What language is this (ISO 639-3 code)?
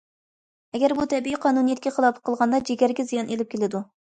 uig